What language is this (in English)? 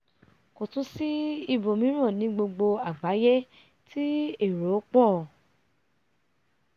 Yoruba